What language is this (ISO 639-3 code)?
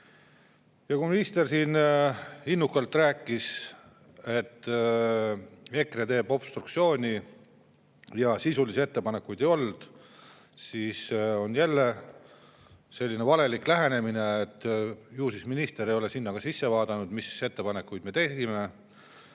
est